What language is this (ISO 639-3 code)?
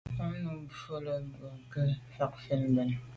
byv